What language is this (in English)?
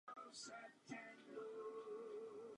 Czech